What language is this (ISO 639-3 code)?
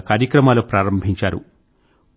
tel